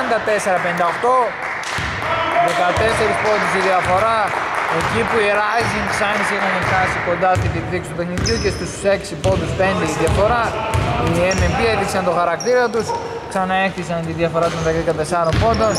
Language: Greek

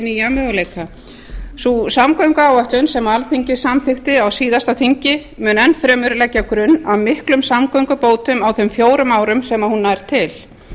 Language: Icelandic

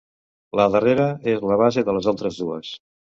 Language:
Catalan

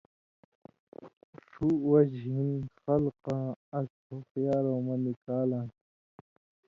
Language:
Indus Kohistani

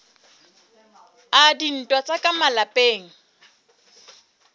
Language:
Southern Sotho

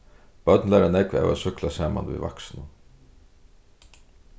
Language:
Faroese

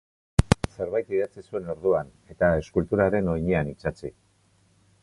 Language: Basque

